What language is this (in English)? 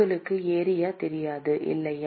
Tamil